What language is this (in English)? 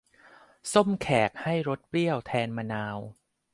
Thai